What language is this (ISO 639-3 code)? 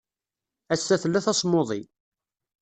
kab